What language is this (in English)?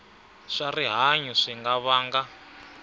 Tsonga